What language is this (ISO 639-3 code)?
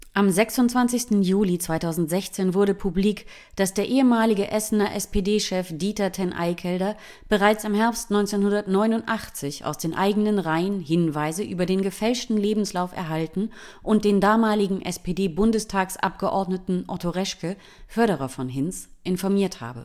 deu